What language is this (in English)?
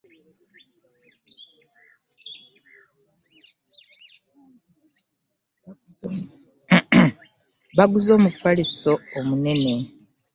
Ganda